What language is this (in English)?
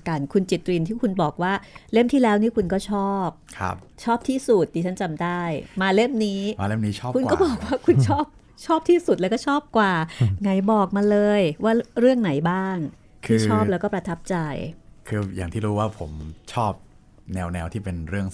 Thai